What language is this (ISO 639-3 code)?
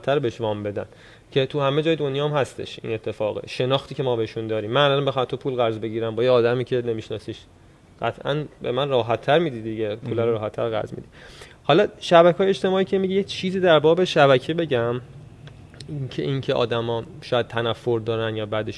fas